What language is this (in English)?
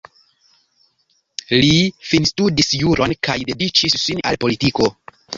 Esperanto